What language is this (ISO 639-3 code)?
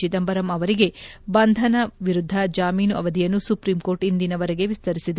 kan